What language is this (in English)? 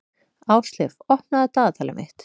Icelandic